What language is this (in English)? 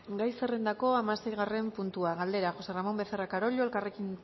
Basque